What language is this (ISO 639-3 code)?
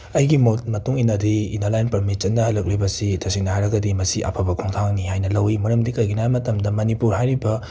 mni